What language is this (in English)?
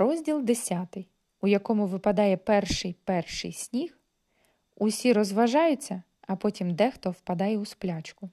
Ukrainian